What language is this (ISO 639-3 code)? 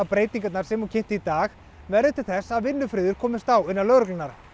isl